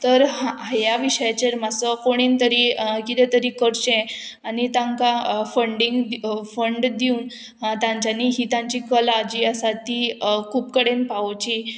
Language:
Konkani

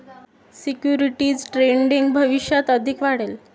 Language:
Marathi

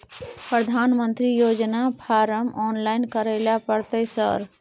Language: Maithili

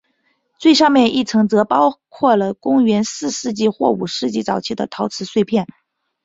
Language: Chinese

